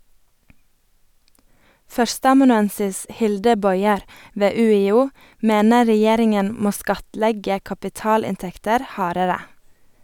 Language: Norwegian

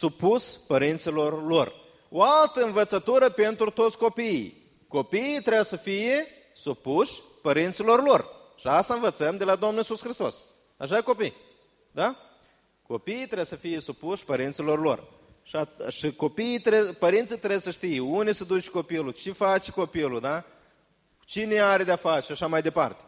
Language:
Romanian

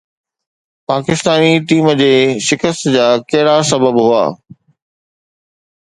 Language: Sindhi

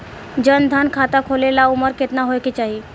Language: Bhojpuri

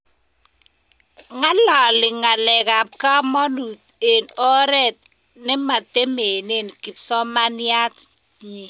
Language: Kalenjin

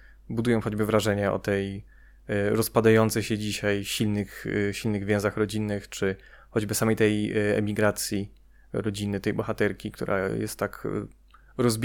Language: Polish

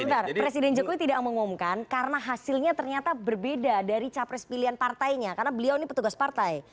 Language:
Indonesian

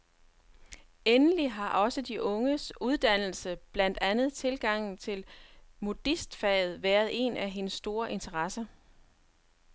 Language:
Danish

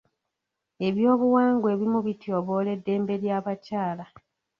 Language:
Ganda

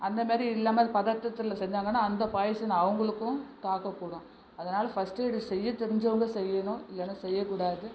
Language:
Tamil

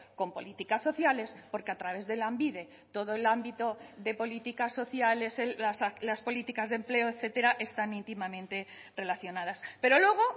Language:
Spanish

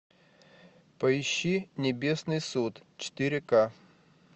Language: Russian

